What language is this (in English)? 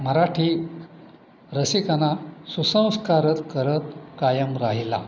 Marathi